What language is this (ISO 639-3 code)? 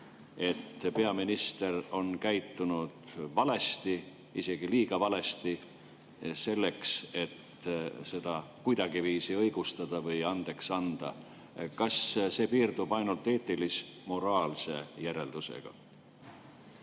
est